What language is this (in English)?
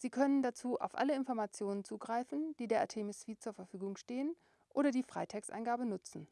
German